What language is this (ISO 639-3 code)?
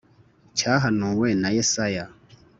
kin